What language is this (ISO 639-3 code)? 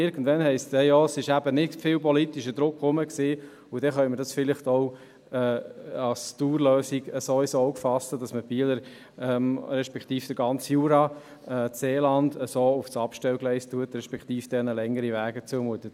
gsw